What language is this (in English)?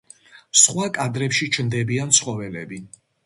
Georgian